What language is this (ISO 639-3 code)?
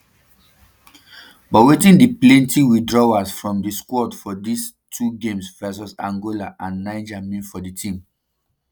pcm